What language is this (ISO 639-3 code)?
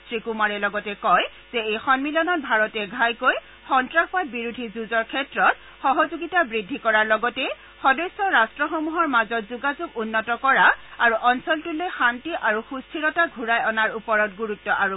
asm